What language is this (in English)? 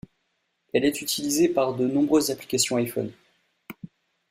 French